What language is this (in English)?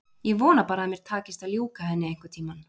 Icelandic